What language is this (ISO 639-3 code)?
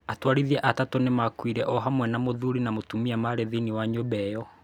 kik